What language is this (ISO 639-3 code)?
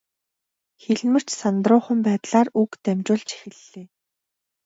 mon